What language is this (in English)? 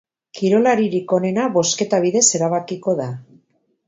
Basque